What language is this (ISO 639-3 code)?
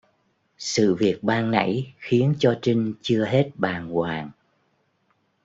vie